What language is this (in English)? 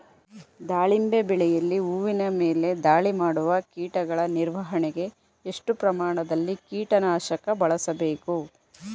Kannada